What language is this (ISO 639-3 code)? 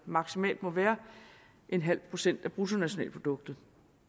dan